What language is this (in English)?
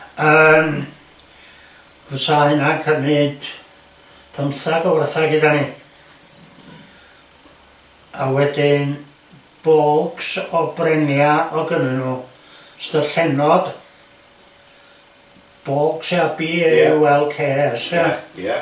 Welsh